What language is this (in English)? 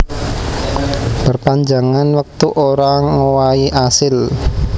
Javanese